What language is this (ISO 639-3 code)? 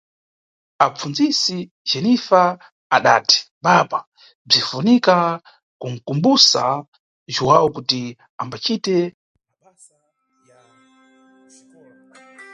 nyu